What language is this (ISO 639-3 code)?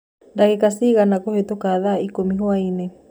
kik